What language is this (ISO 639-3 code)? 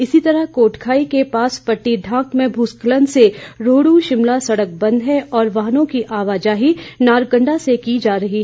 hin